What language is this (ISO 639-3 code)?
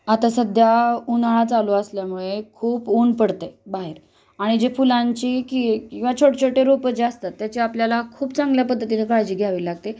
mar